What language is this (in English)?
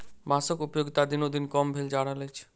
Maithili